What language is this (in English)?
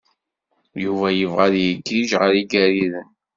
Kabyle